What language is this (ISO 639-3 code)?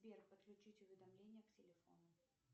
rus